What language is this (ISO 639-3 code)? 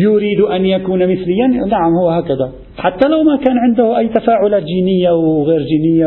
ara